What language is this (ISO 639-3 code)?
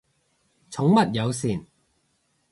yue